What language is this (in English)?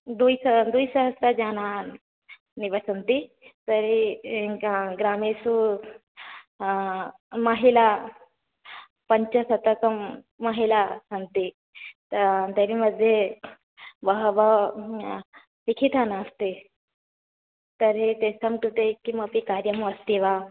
Sanskrit